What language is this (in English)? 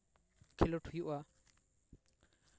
Santali